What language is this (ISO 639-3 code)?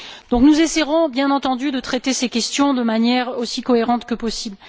fra